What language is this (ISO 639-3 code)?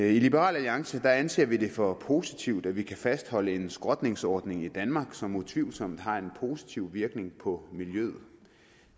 dan